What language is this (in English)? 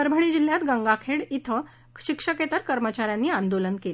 Marathi